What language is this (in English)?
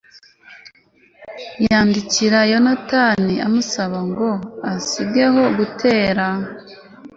Kinyarwanda